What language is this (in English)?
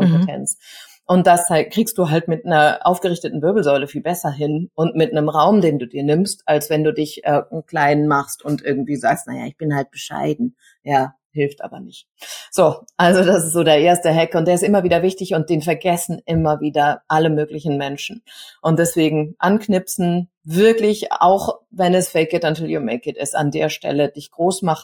German